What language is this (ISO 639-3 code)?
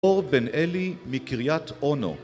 heb